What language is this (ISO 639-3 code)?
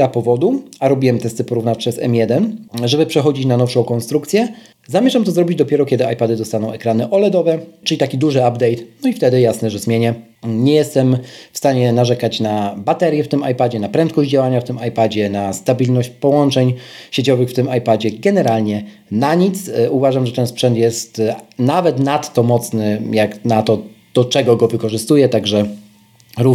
pol